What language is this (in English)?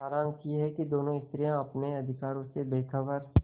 Hindi